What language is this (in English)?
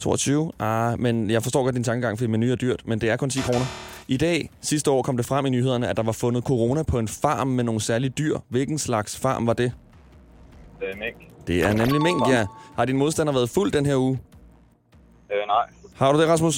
Danish